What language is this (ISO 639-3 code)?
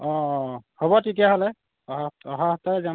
asm